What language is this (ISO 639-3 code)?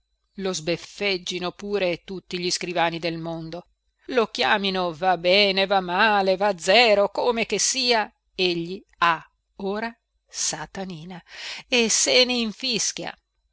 ita